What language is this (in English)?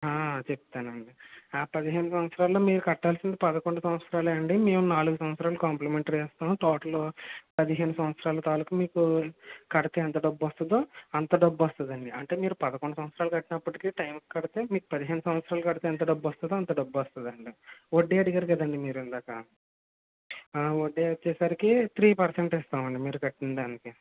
Telugu